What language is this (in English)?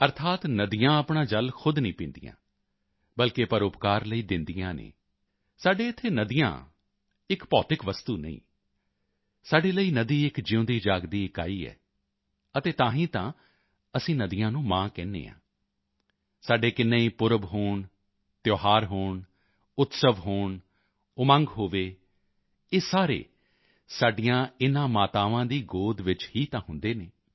Punjabi